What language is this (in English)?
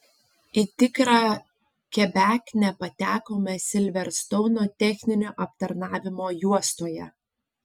Lithuanian